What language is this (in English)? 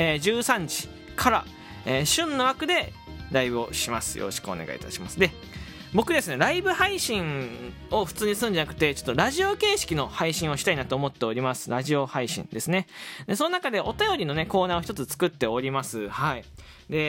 Japanese